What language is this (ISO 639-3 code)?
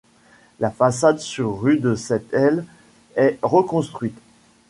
fra